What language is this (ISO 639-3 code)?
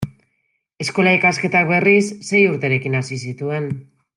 eus